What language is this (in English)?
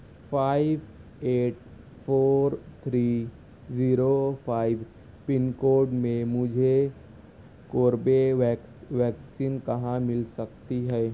Urdu